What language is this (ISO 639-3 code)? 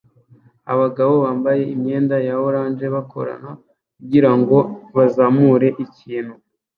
kin